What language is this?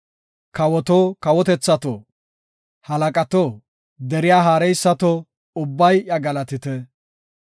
Gofa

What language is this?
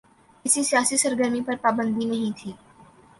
Urdu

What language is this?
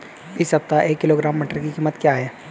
Hindi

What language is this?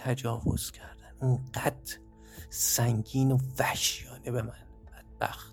Persian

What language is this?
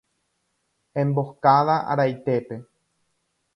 Guarani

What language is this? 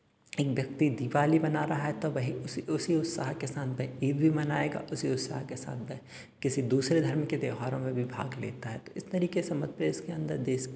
Hindi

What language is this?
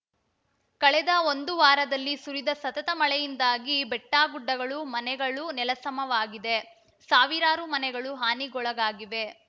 Kannada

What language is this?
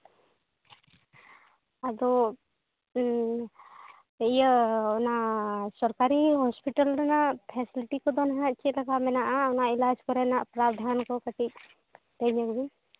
Santali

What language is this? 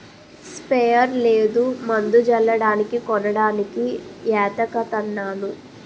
Telugu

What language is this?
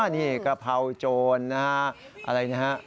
Thai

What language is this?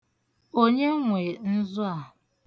Igbo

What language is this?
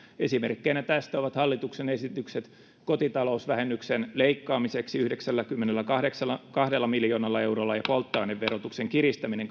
Finnish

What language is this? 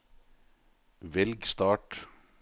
Norwegian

